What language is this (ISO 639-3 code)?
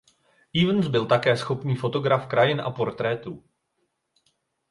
ces